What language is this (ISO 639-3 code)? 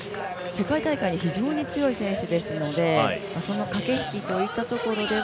jpn